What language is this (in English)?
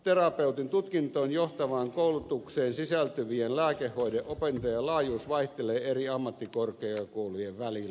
Finnish